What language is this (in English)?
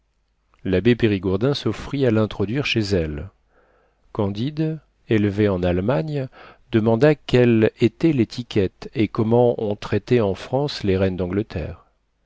French